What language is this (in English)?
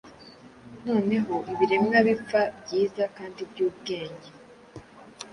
Kinyarwanda